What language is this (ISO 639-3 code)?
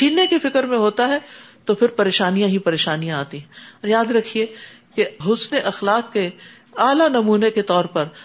urd